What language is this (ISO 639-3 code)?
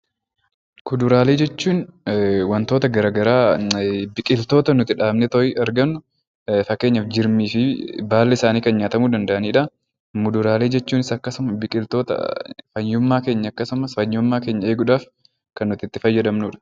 orm